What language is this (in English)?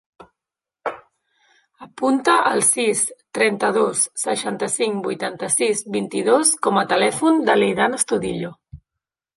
Catalan